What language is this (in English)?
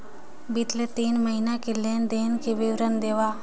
Chhattisgarhi